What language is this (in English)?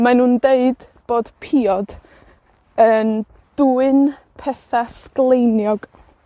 Welsh